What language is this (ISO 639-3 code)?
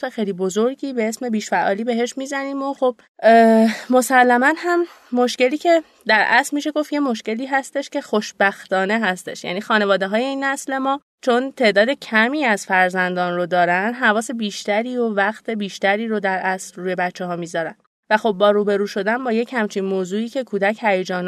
fas